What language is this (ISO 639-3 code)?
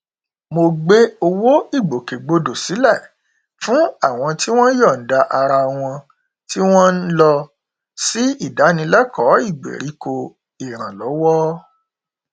yor